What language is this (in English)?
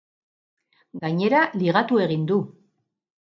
Basque